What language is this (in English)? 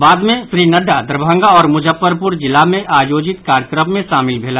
Maithili